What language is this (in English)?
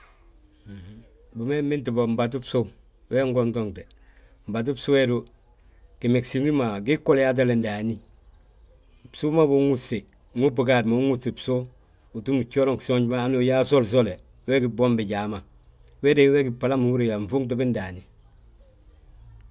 Balanta-Ganja